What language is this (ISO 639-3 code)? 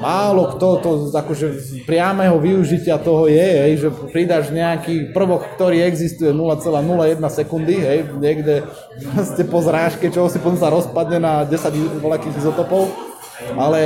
slk